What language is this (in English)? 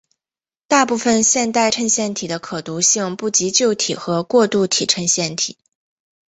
Chinese